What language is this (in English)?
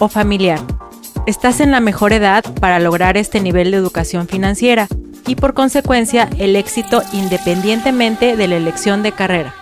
Spanish